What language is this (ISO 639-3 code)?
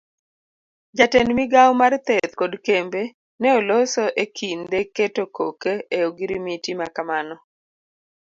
luo